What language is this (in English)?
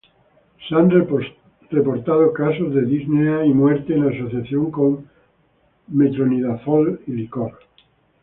Spanish